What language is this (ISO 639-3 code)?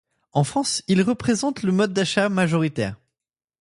fra